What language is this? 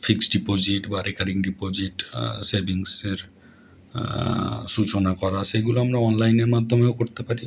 Bangla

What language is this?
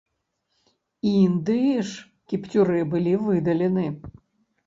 Belarusian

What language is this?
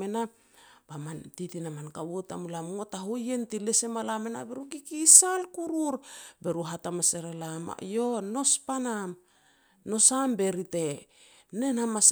Petats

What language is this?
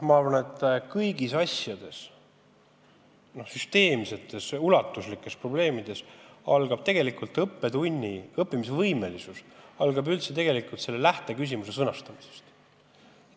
Estonian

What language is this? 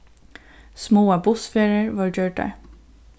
Faroese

